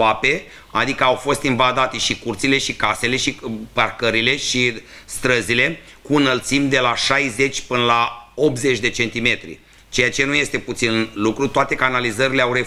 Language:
Romanian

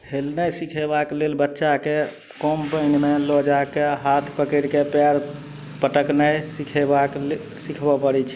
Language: Maithili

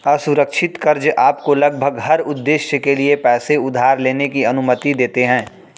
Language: Hindi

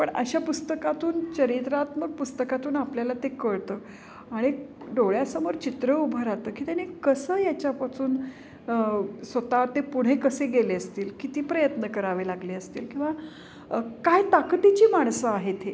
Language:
Marathi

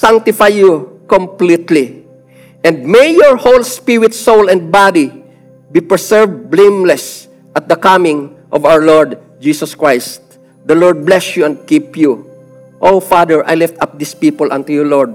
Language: Filipino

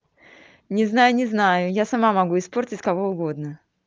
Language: Russian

